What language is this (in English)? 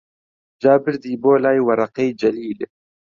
Central Kurdish